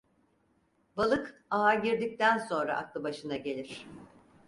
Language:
Turkish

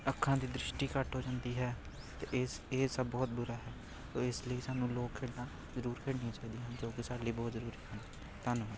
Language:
Punjabi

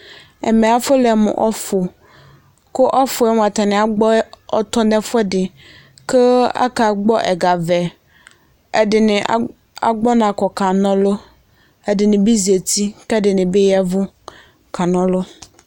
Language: Ikposo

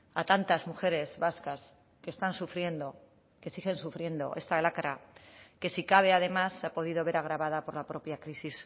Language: Spanish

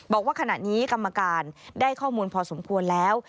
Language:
Thai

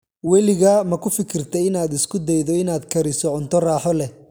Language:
Somali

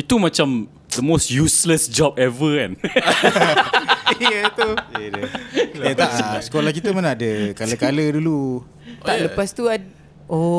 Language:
Malay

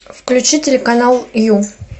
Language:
Russian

